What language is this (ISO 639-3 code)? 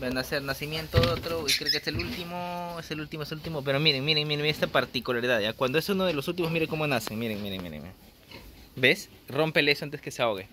spa